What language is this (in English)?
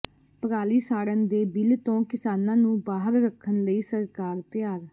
Punjabi